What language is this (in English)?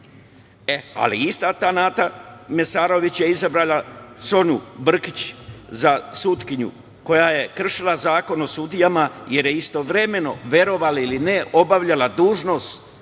Serbian